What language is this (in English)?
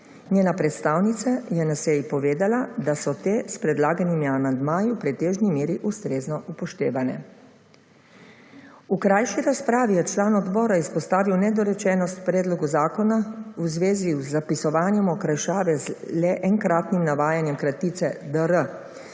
Slovenian